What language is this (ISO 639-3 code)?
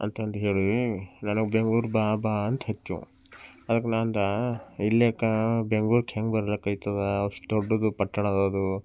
kan